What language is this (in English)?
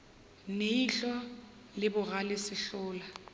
Northern Sotho